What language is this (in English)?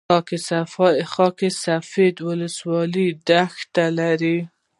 Pashto